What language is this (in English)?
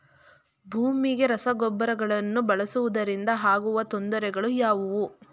Kannada